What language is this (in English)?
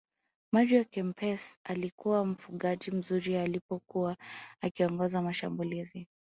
Swahili